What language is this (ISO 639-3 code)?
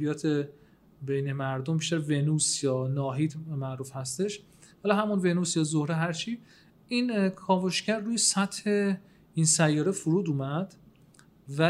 fas